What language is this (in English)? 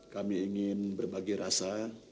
Indonesian